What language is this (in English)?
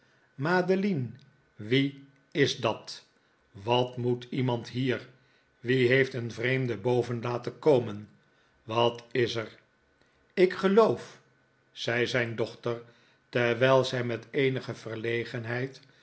Dutch